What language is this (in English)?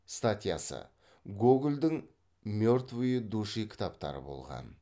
Kazakh